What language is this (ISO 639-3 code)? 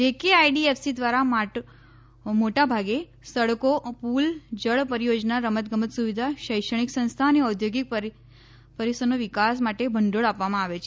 guj